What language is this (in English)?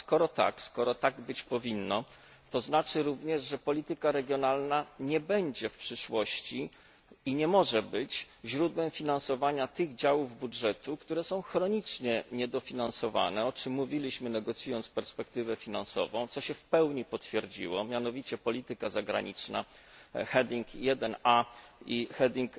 Polish